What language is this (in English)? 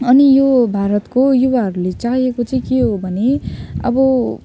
Nepali